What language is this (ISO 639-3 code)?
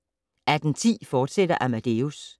dan